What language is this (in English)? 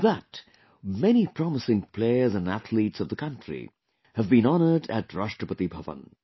English